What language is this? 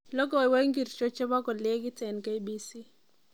Kalenjin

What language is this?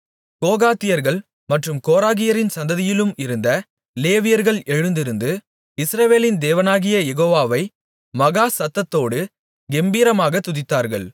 Tamil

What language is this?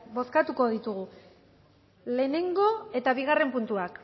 Basque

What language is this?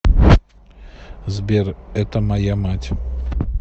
Russian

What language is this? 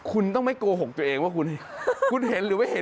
Thai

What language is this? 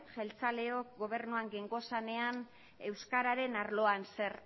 Basque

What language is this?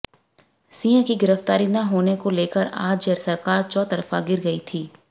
Hindi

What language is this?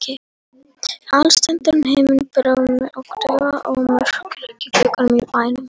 Icelandic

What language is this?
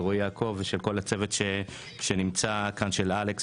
Hebrew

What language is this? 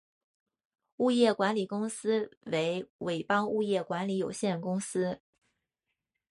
Chinese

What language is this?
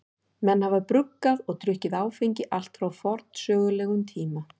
Icelandic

